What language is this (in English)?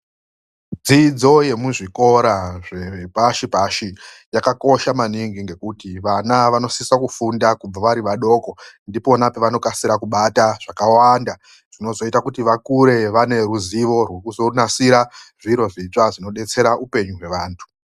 Ndau